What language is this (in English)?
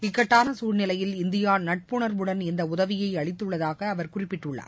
Tamil